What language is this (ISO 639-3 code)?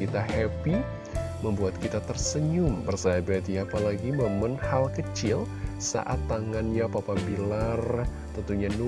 ind